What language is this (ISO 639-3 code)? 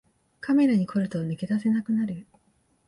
jpn